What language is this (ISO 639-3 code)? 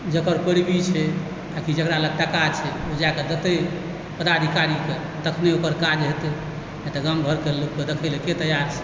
mai